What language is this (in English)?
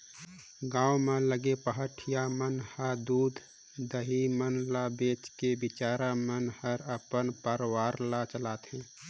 Chhattisgarhi